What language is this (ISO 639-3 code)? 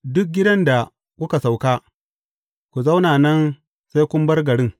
hau